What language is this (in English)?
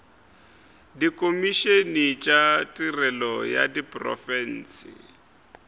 Northern Sotho